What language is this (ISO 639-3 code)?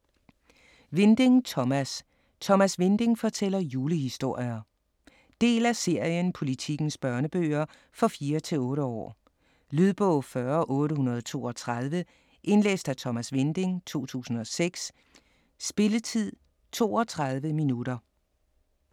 dan